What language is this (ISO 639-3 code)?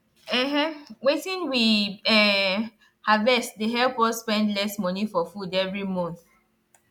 pcm